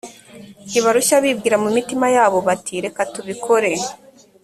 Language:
Kinyarwanda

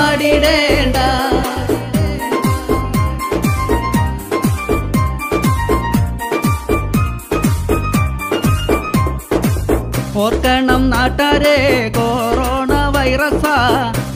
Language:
Malayalam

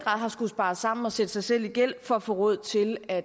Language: Danish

